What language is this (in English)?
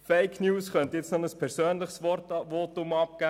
Swiss German